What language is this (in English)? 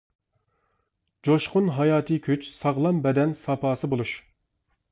Uyghur